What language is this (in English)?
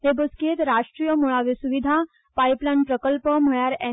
Konkani